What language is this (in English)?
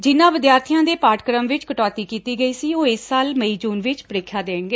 Punjabi